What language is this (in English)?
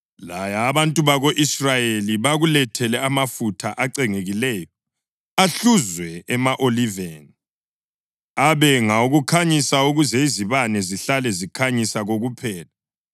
North Ndebele